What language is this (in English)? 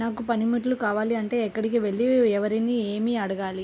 Telugu